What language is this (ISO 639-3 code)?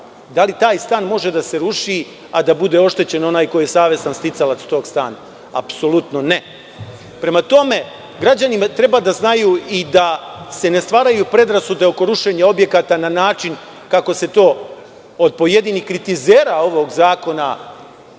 srp